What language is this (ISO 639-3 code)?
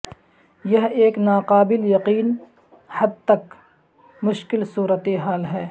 urd